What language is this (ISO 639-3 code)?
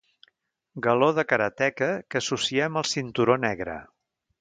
cat